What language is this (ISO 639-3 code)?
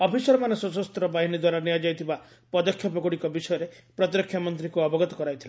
ori